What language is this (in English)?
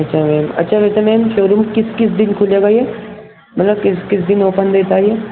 Urdu